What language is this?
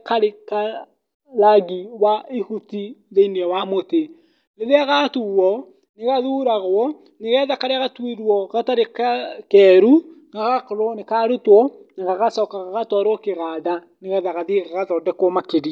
Kikuyu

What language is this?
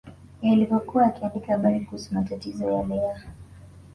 Swahili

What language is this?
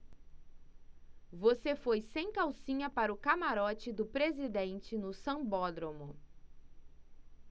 Portuguese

